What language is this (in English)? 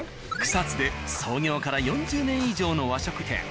Japanese